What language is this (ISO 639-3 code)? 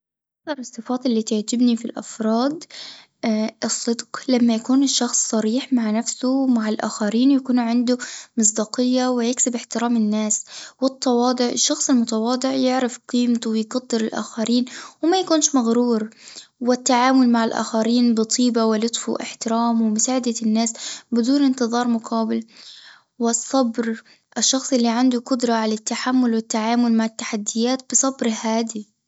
aeb